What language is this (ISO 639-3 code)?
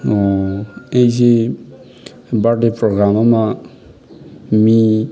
mni